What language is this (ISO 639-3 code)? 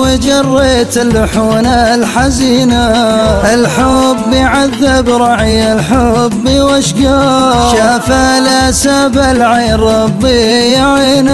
ara